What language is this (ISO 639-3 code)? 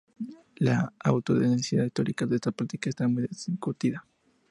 spa